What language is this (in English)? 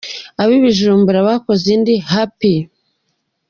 Kinyarwanda